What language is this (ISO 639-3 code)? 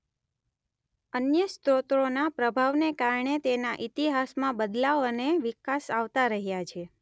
guj